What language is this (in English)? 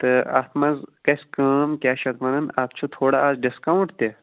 Kashmiri